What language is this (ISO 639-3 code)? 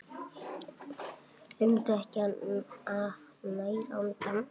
isl